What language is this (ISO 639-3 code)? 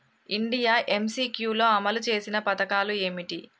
tel